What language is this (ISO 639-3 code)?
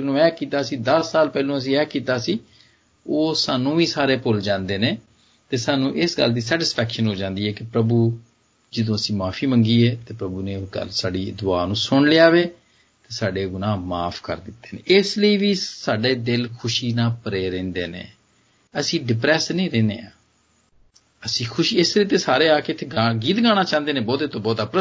hin